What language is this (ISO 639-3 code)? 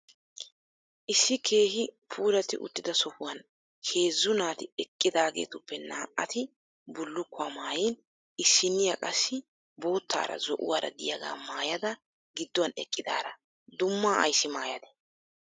wal